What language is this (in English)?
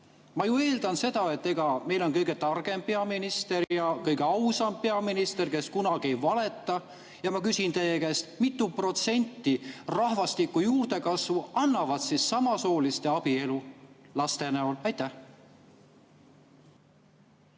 Estonian